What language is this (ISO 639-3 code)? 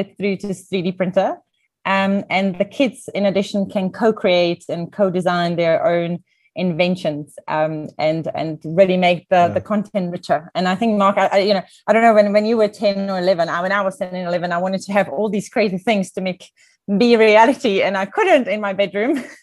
eng